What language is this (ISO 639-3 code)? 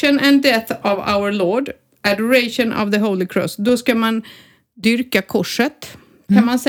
swe